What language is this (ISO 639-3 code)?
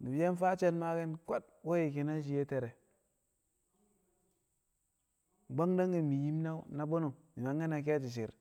kcq